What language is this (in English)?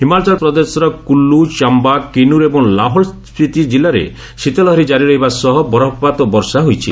Odia